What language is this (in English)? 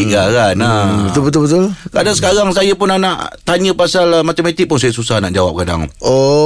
Malay